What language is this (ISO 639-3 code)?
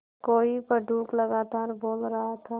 hin